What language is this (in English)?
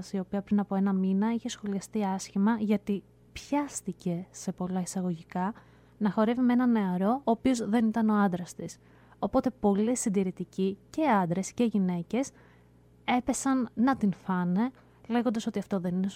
Greek